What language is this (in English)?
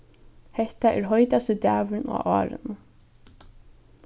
Faroese